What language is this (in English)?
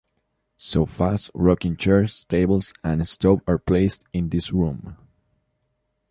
English